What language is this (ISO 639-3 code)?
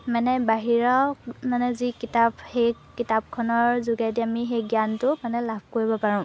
asm